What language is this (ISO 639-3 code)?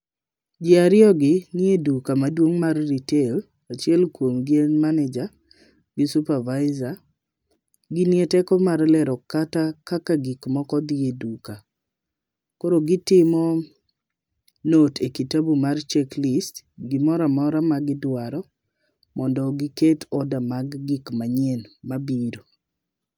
luo